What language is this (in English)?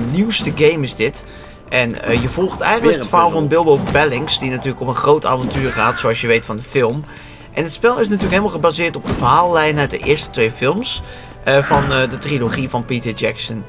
Dutch